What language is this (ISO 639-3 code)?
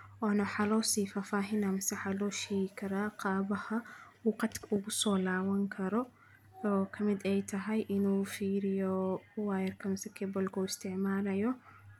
som